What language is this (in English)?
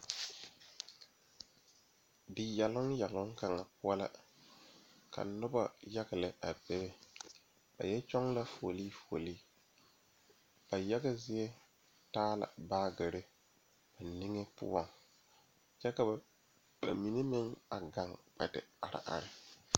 Southern Dagaare